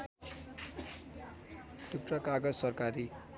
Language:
Nepali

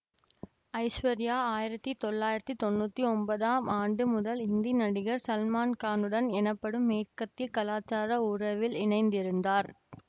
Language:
Tamil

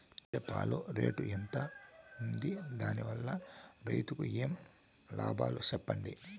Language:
Telugu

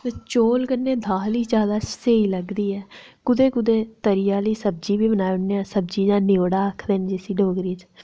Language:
Dogri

